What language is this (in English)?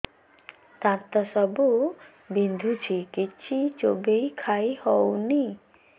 Odia